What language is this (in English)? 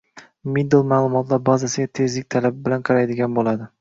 Uzbek